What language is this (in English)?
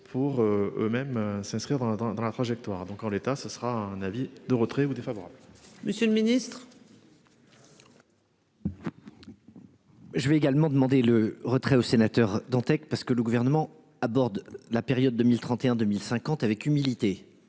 French